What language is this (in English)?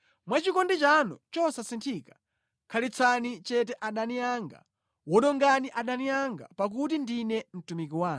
Nyanja